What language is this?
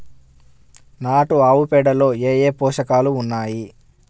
Telugu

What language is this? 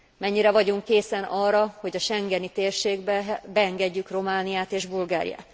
Hungarian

